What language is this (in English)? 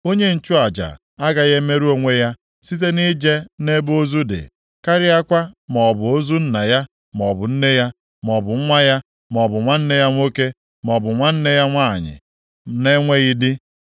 Igbo